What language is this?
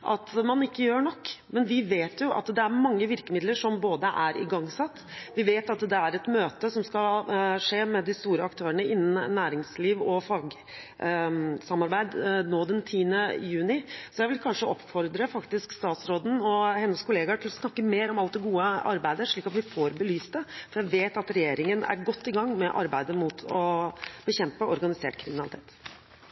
Norwegian Bokmål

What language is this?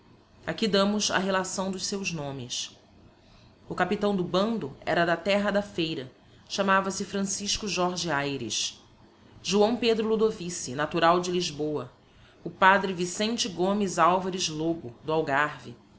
Portuguese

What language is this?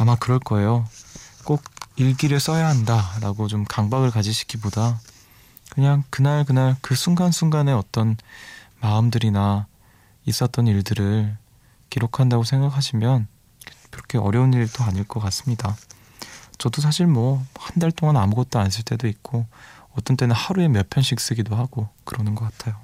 Korean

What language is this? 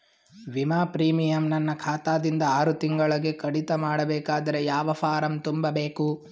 Kannada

